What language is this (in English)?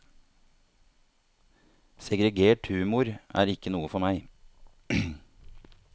Norwegian